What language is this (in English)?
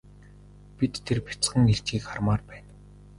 Mongolian